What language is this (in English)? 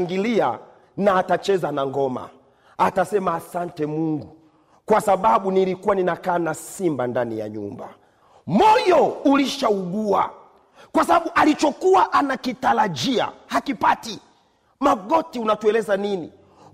Swahili